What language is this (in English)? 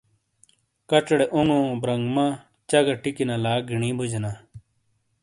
Shina